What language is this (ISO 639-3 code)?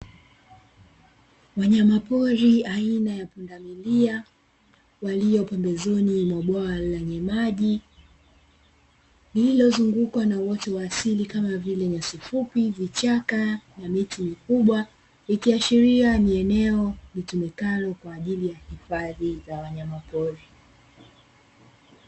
swa